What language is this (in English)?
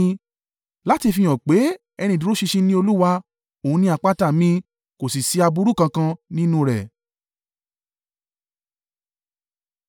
Yoruba